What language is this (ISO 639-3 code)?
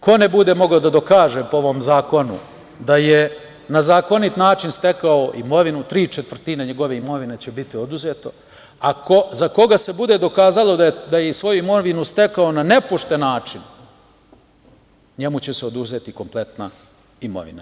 srp